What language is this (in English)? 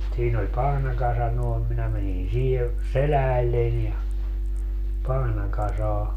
Finnish